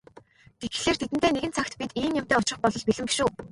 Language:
Mongolian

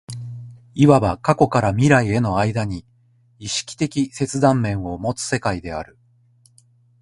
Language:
Japanese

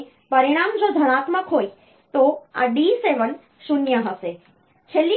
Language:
Gujarati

